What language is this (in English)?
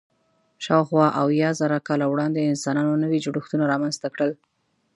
Pashto